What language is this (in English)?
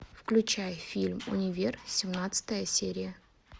Russian